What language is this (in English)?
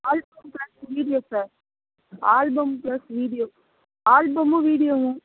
Tamil